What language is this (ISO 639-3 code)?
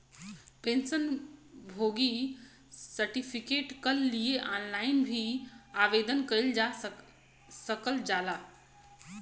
bho